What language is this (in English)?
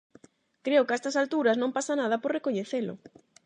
Galician